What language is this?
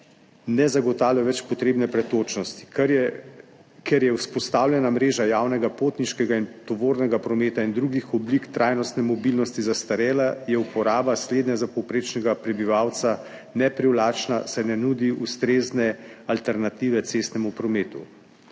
Slovenian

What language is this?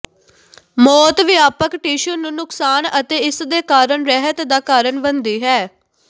Punjabi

